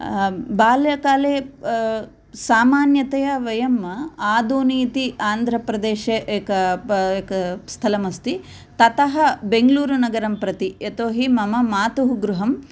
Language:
Sanskrit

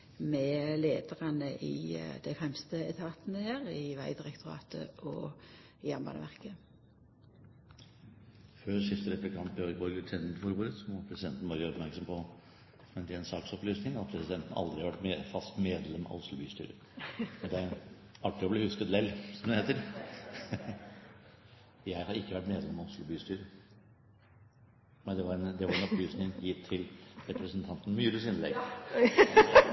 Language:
Norwegian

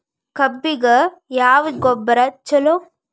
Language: Kannada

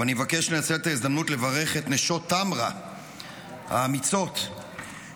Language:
Hebrew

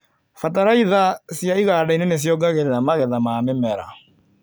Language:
Kikuyu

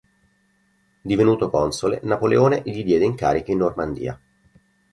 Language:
Italian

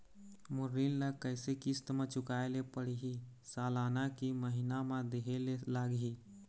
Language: Chhattisgarhi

